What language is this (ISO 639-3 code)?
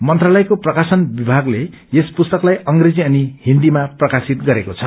nep